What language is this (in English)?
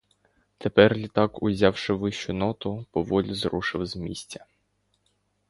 Ukrainian